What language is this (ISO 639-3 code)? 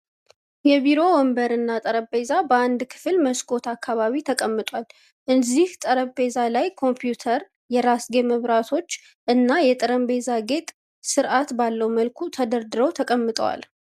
amh